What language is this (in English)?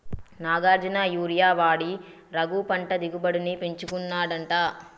Telugu